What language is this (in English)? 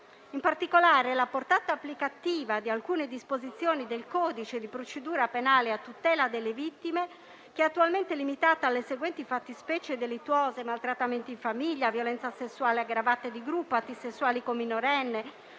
Italian